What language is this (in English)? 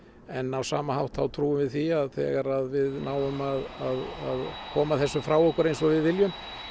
Icelandic